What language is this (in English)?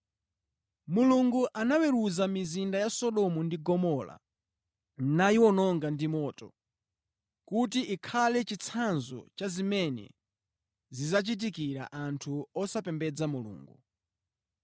Nyanja